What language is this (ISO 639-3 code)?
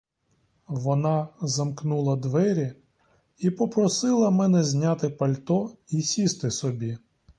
ukr